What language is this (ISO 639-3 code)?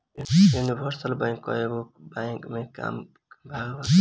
bho